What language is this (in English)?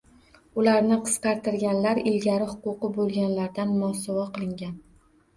Uzbek